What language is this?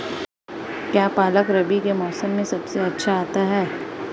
Hindi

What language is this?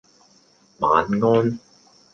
Cantonese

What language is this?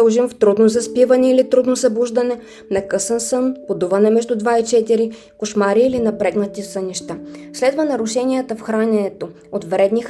Bulgarian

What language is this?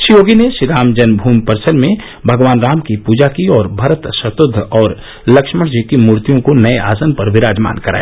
Hindi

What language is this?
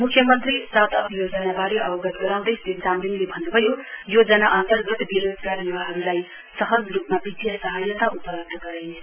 Nepali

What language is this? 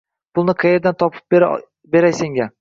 Uzbek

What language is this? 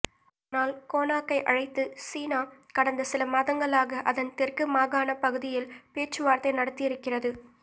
Tamil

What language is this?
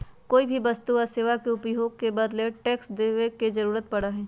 Magahi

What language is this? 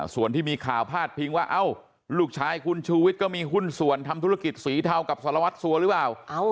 Thai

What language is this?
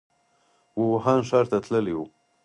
Pashto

